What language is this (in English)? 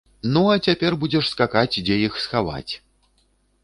Belarusian